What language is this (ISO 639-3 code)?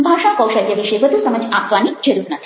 guj